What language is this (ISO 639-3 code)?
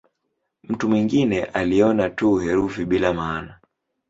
swa